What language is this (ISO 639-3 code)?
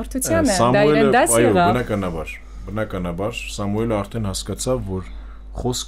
ron